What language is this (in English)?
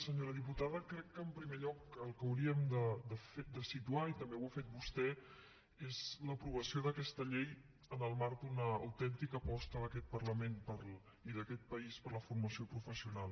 Catalan